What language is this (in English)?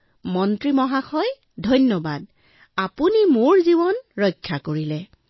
Assamese